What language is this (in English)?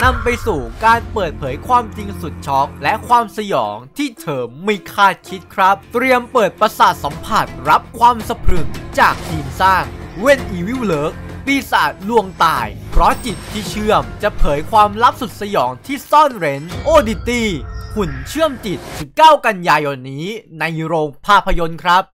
Thai